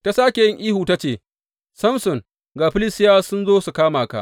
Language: Hausa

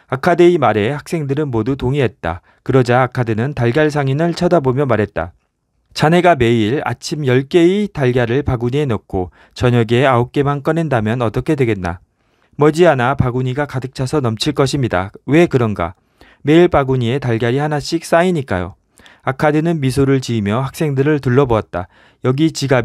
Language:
Korean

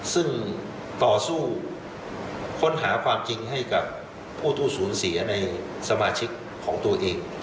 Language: Thai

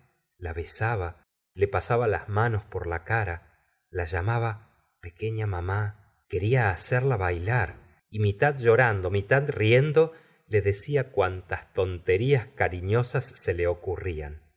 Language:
Spanish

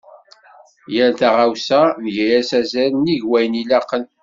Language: Kabyle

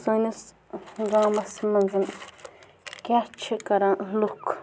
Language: Kashmiri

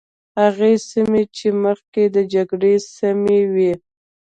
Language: Pashto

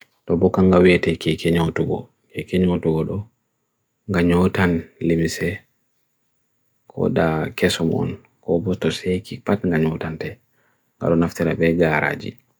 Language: Bagirmi Fulfulde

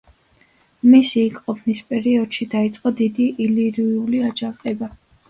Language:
Georgian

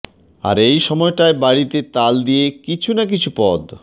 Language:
Bangla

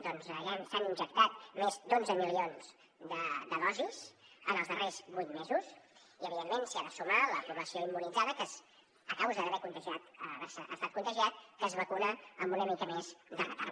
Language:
Catalan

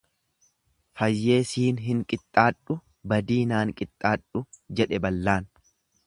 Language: Oromo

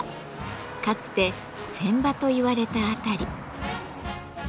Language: Japanese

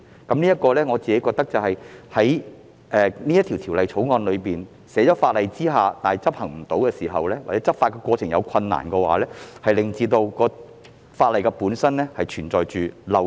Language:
Cantonese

